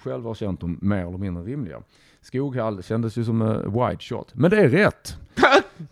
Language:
Swedish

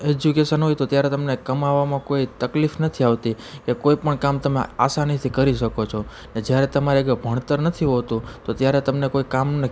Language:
Gujarati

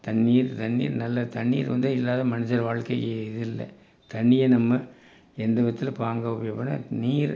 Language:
Tamil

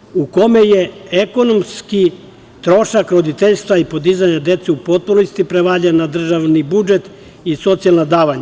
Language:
Serbian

